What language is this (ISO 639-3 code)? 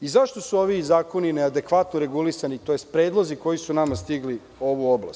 srp